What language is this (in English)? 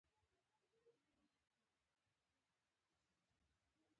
Pashto